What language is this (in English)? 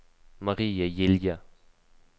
Norwegian